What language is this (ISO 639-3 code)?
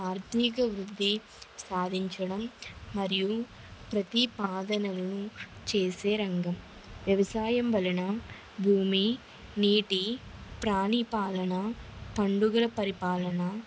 tel